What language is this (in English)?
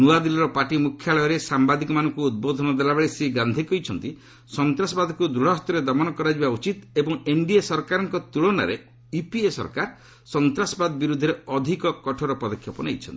Odia